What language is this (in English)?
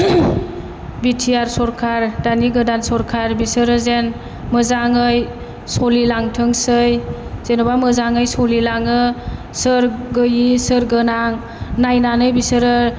Bodo